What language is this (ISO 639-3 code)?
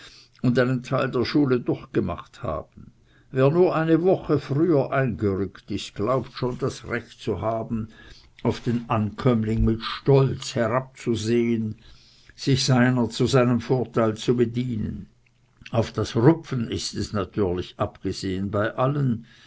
deu